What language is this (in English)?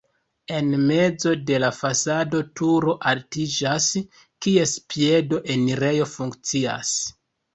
Esperanto